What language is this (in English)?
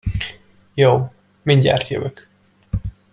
Hungarian